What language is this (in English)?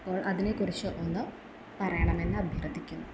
Malayalam